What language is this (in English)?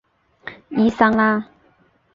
Chinese